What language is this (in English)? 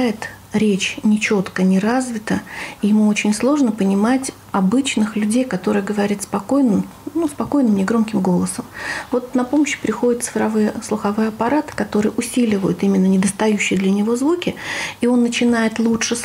Russian